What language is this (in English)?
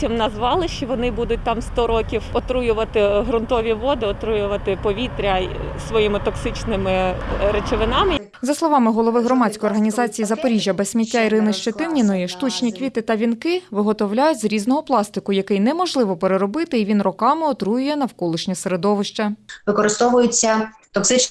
Ukrainian